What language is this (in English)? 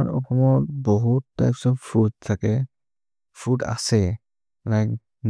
Maria (India)